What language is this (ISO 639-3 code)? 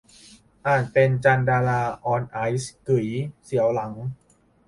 tha